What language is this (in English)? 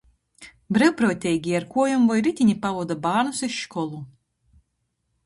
Latgalian